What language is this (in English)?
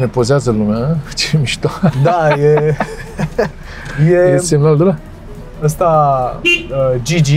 Romanian